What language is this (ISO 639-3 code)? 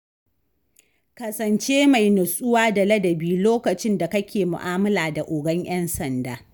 hau